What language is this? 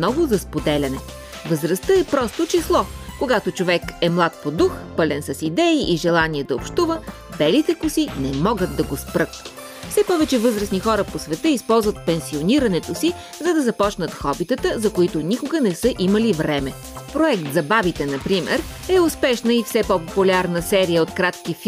Bulgarian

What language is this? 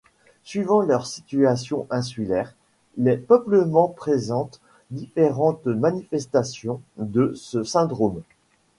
French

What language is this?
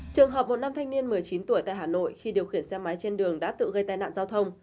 Vietnamese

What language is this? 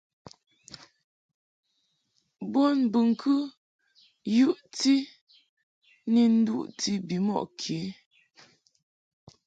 Mungaka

